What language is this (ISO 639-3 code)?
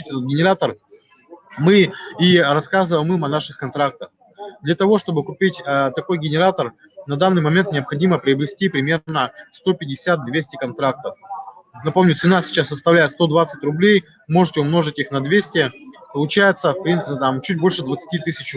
rus